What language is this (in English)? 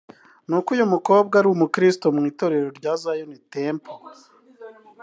Kinyarwanda